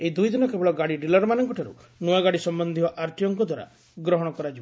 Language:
Odia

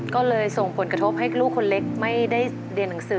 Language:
Thai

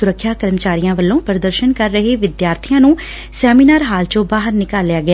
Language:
Punjabi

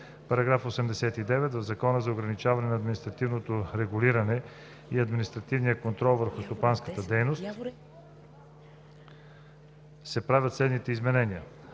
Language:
Bulgarian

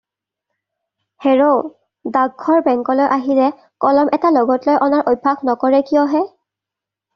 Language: Assamese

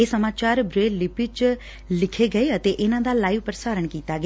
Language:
Punjabi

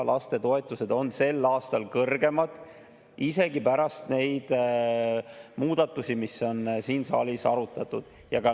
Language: Estonian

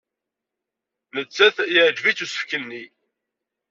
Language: Kabyle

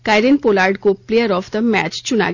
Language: Hindi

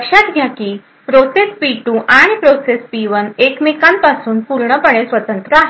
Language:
Marathi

